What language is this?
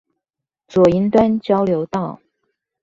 Chinese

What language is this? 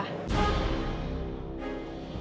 Indonesian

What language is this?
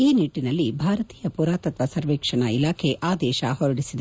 Kannada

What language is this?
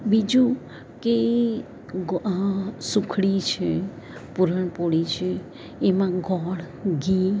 Gujarati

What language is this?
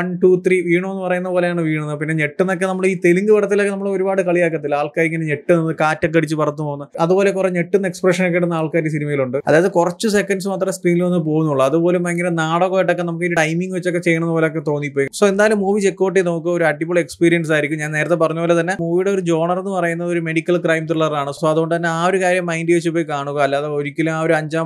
Malayalam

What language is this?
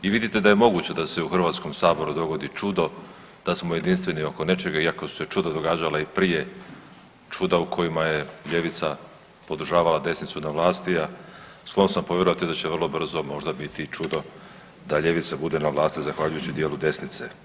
Croatian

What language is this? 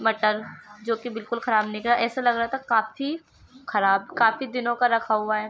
Urdu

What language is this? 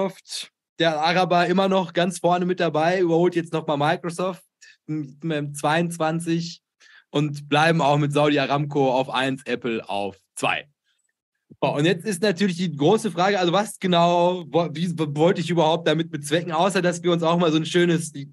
German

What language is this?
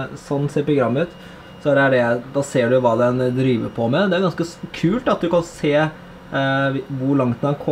Norwegian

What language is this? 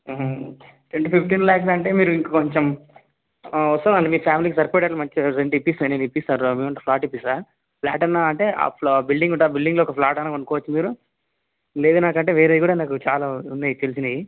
Telugu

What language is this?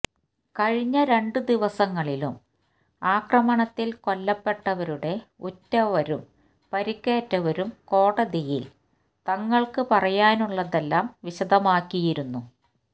Malayalam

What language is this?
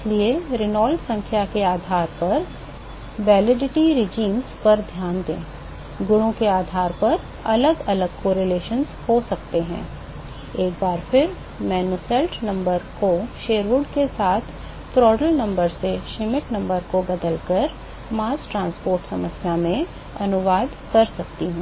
Hindi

